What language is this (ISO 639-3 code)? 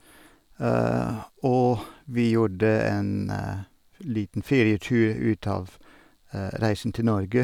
nor